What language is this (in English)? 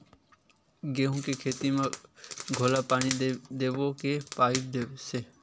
Chhattisgarhi